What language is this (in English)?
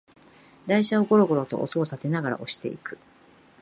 Japanese